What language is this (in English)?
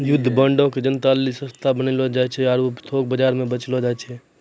Maithili